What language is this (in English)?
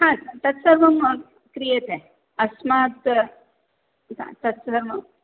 Sanskrit